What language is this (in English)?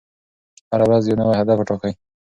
Pashto